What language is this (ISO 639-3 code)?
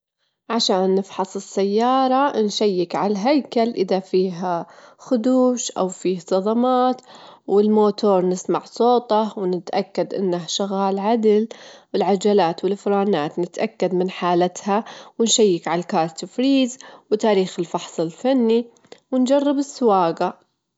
afb